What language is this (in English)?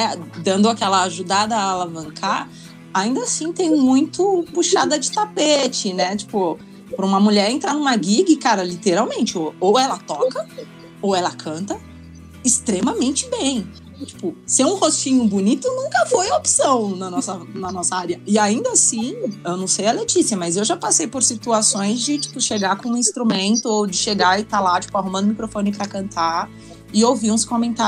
Portuguese